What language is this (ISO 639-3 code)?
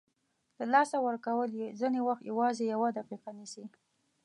pus